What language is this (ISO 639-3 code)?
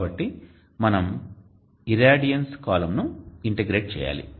tel